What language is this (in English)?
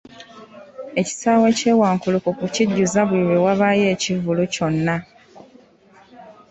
Ganda